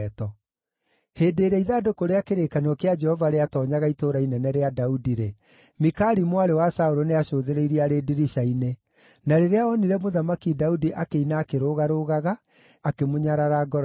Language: Kikuyu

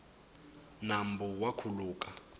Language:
Tsonga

